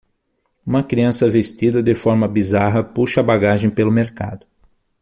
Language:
Portuguese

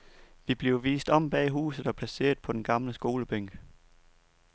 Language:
Danish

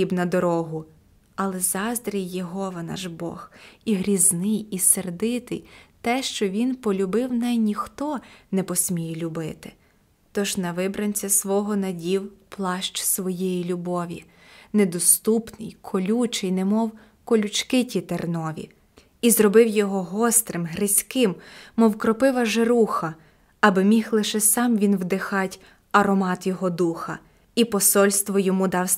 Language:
Ukrainian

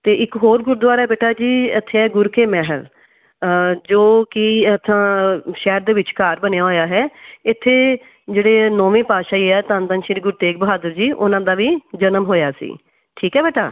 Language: Punjabi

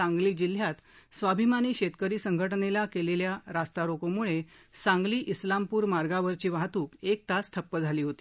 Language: Marathi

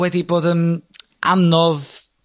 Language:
Welsh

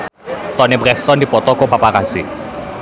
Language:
Sundanese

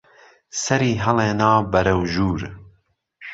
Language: Central Kurdish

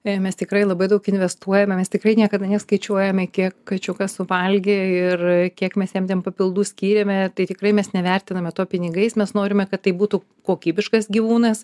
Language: Lithuanian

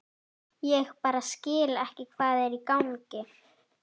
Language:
Icelandic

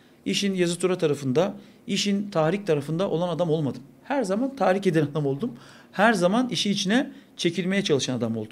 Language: Turkish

